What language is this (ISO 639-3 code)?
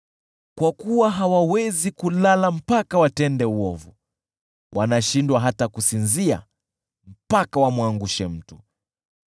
swa